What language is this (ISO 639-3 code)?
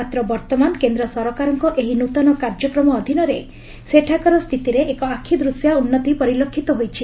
ori